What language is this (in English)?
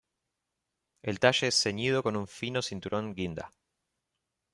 Spanish